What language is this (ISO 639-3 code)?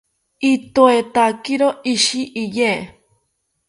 cpy